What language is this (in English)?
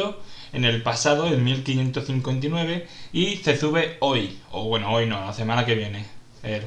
Spanish